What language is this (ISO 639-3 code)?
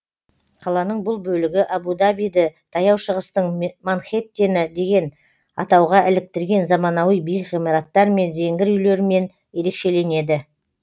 kaz